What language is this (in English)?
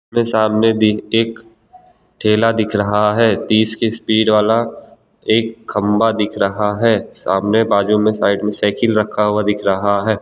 Hindi